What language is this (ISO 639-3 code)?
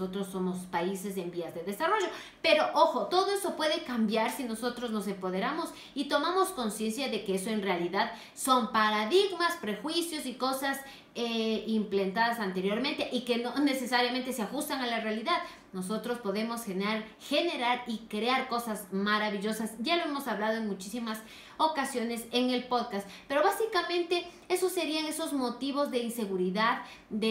spa